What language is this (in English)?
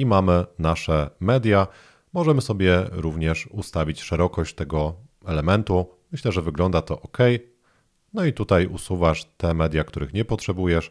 Polish